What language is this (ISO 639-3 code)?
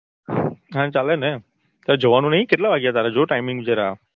guj